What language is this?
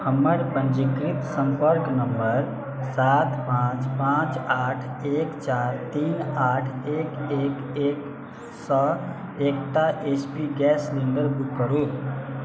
Maithili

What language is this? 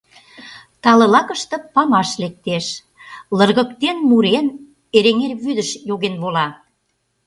Mari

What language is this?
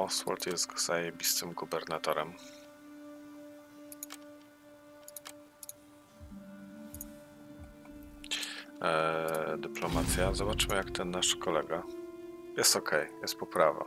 Polish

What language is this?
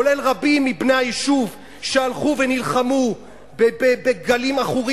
Hebrew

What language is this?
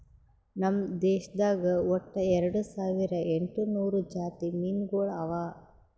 Kannada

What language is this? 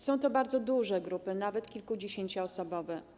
Polish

